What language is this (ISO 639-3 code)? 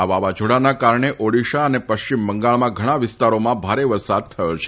guj